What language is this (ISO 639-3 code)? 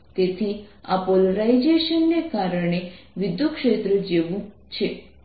guj